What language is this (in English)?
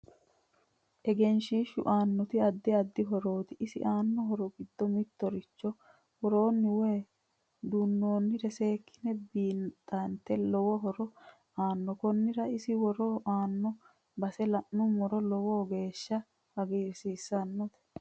Sidamo